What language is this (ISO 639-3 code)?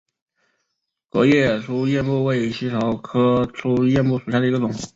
zho